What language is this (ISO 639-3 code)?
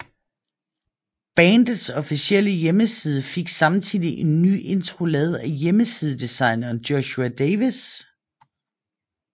dan